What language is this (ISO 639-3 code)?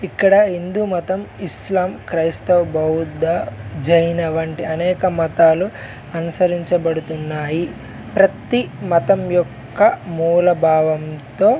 tel